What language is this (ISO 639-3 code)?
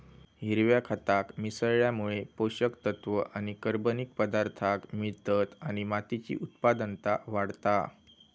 mar